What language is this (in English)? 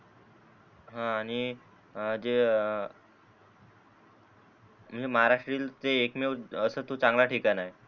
Marathi